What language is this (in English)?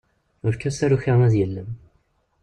Kabyle